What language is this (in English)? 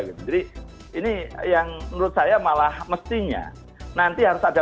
Indonesian